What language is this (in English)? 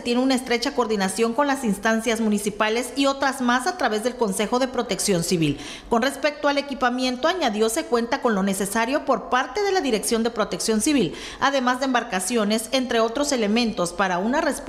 Spanish